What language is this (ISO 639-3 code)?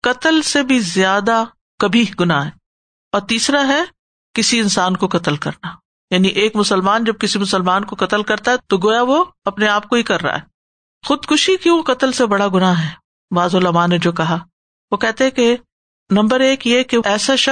urd